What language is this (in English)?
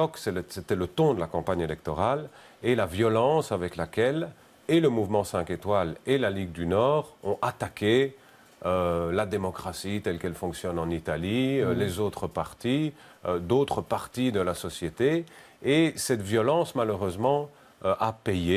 French